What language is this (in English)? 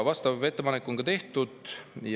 Estonian